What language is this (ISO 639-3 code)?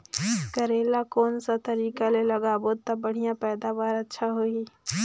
hne